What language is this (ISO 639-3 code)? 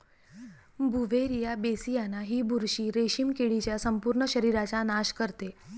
mar